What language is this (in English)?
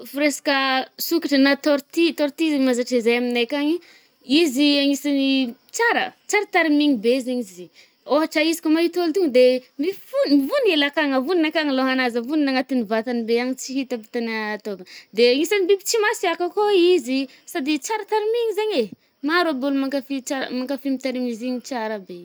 Northern Betsimisaraka Malagasy